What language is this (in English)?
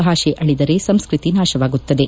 Kannada